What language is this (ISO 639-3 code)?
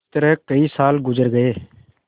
hin